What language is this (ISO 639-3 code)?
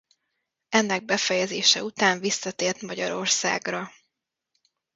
hun